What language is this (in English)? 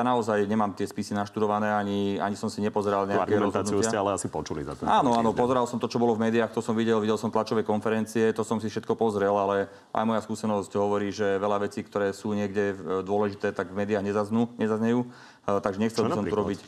Slovak